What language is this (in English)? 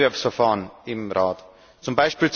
German